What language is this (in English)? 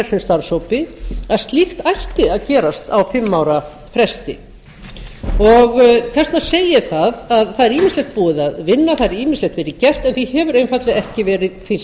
Icelandic